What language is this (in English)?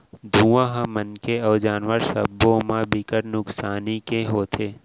Chhattisgarhi